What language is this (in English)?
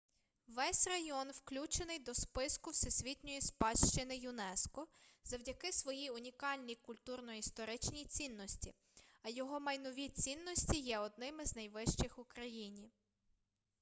Ukrainian